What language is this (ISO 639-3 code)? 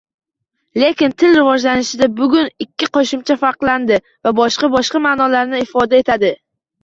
uzb